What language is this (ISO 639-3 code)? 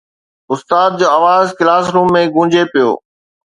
snd